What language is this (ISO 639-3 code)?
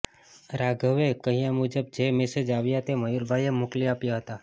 guj